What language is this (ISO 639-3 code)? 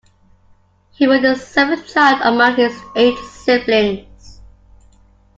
eng